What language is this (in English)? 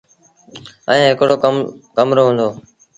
Sindhi Bhil